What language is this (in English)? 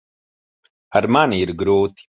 Latvian